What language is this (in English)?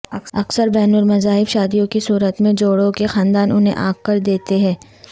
Urdu